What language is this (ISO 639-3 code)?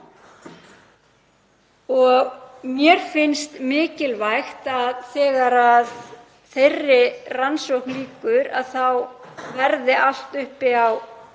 isl